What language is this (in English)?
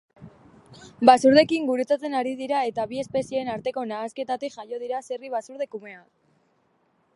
Basque